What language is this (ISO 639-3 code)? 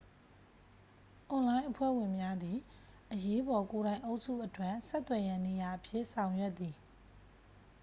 mya